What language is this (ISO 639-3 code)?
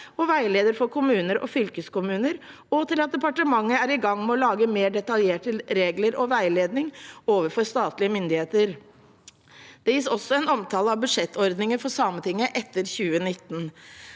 nor